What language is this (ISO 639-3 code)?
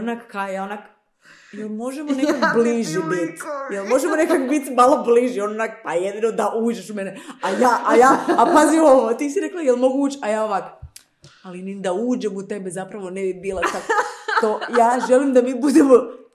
hrv